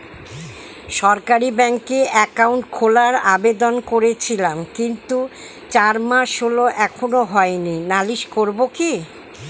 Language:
Bangla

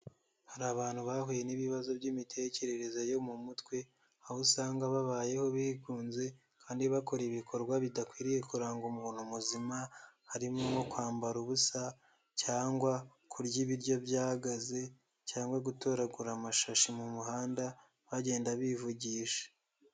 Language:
Kinyarwanda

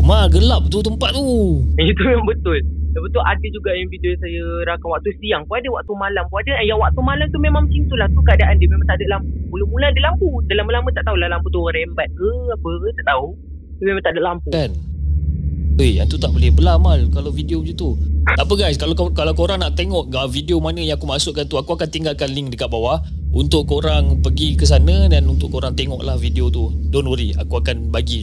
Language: Malay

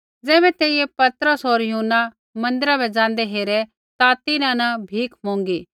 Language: Kullu Pahari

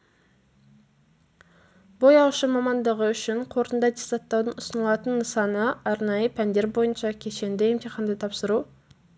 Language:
Kazakh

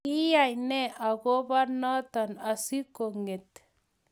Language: Kalenjin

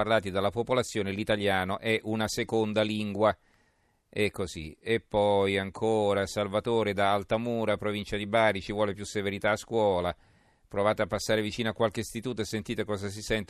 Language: Italian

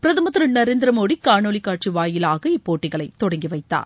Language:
Tamil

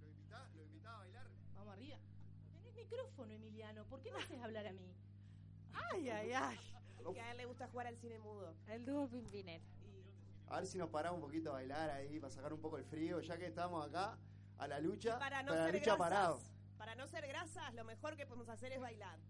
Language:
Spanish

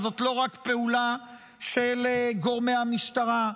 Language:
Hebrew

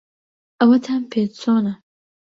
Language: Central Kurdish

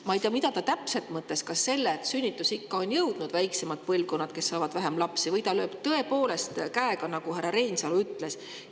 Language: Estonian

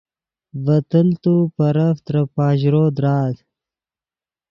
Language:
Yidgha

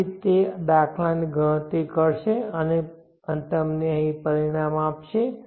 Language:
Gujarati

